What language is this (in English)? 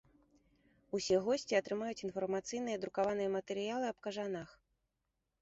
Belarusian